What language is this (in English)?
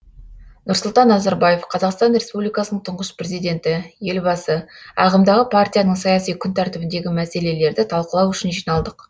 Kazakh